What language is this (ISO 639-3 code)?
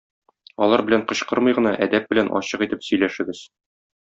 tat